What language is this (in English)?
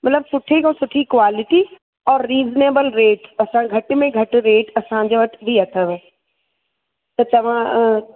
Sindhi